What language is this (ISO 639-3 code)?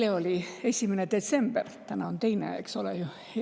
est